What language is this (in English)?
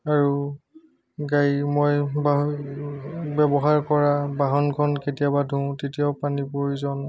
Assamese